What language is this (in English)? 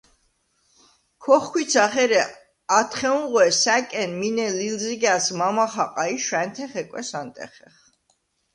Svan